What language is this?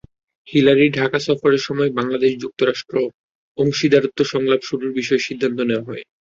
Bangla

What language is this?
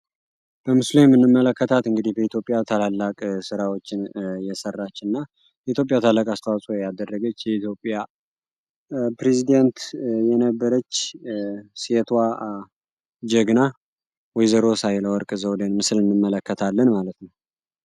Amharic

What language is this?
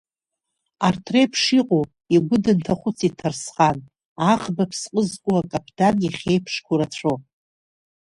Abkhazian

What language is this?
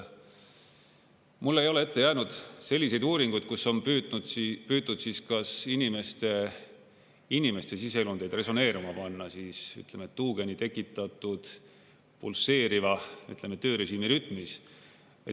Estonian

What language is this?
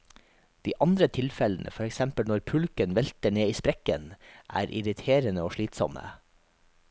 Norwegian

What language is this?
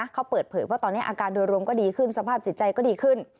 Thai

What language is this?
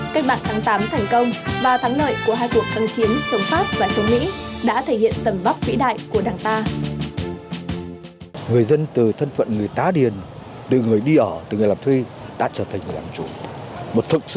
Vietnamese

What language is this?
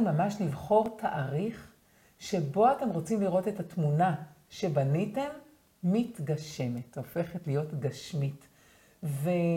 Hebrew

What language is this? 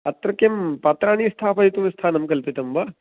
Sanskrit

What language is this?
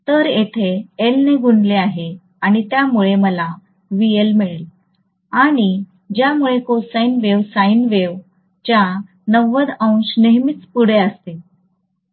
Marathi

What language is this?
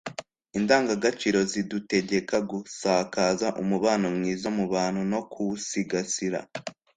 Kinyarwanda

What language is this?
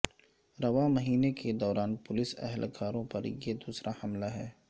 Urdu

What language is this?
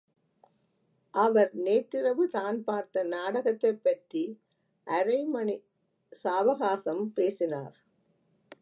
Tamil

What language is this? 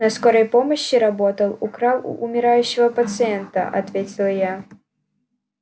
Russian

